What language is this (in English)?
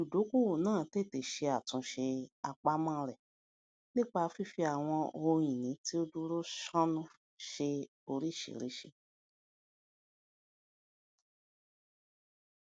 Yoruba